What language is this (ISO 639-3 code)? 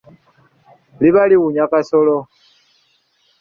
lug